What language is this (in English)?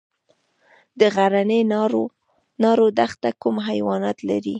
Pashto